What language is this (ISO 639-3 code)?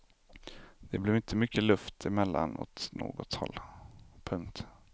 swe